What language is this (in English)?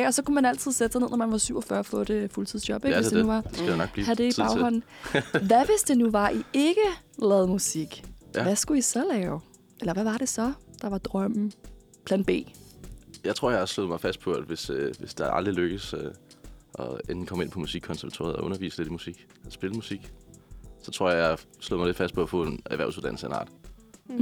Danish